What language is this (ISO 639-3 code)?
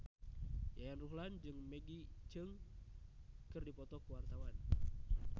sun